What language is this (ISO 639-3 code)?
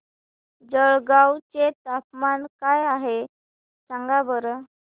mar